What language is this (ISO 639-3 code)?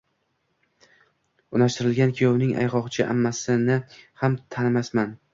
uzb